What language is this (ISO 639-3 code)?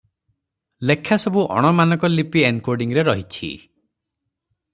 ori